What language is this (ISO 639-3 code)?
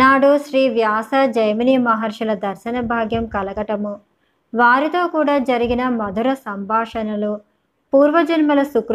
tel